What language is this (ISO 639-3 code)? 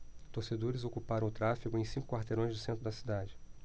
por